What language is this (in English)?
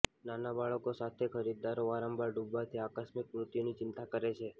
Gujarati